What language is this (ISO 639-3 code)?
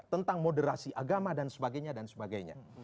ind